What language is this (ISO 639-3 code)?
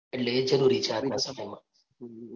guj